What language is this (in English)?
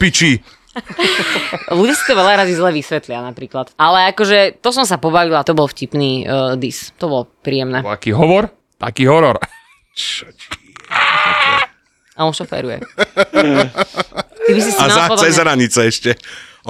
Slovak